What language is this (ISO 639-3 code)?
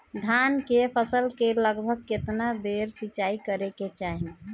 bho